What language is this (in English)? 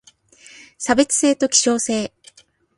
Japanese